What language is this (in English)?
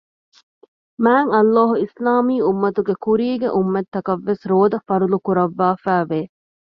Divehi